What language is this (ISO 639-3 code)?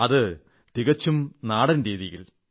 mal